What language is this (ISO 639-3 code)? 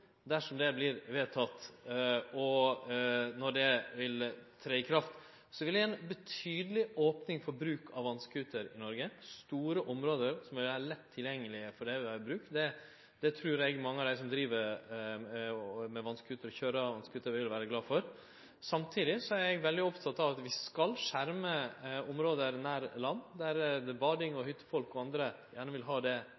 nno